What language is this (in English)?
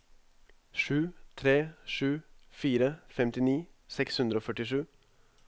Norwegian